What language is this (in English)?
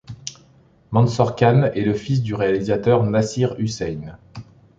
French